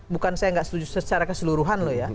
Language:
Indonesian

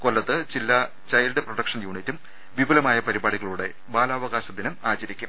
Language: Malayalam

